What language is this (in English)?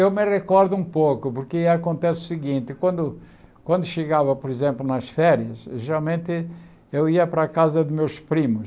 Portuguese